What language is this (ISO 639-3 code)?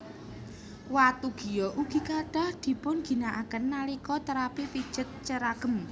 jav